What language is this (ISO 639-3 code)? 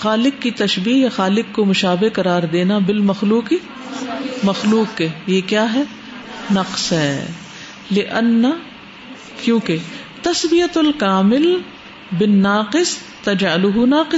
urd